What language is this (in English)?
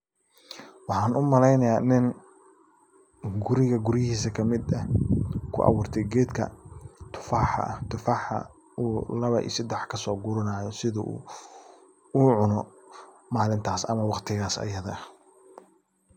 Somali